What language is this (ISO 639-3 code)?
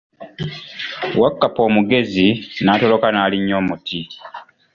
lug